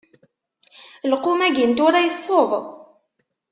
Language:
Kabyle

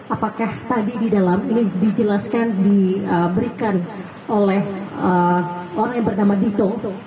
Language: Indonesian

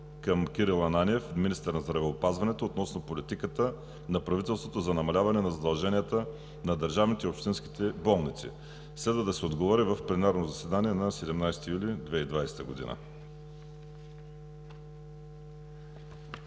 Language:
Bulgarian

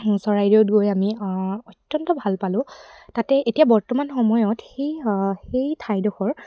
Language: Assamese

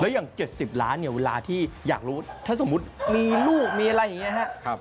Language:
Thai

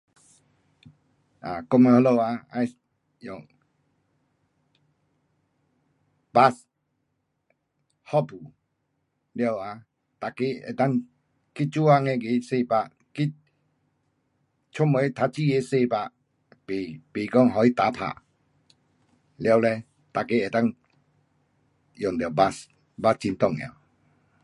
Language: Pu-Xian Chinese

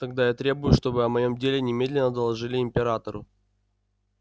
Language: Russian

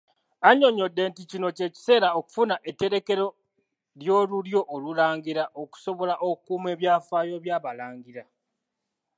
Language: Ganda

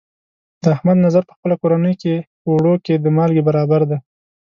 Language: Pashto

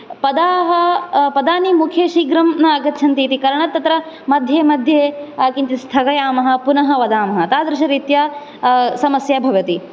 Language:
Sanskrit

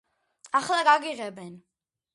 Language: Georgian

